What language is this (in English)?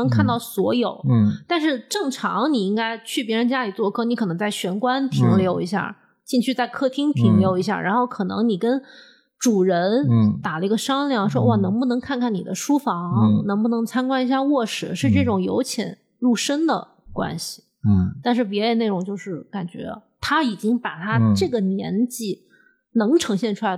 Chinese